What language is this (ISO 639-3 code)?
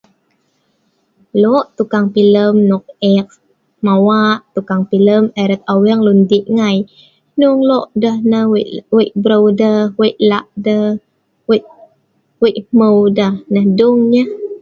snv